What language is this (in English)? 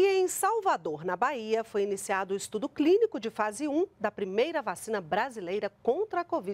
Portuguese